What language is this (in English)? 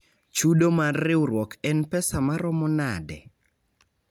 Luo (Kenya and Tanzania)